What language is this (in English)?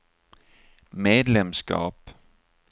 Swedish